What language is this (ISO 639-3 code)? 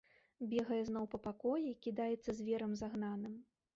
bel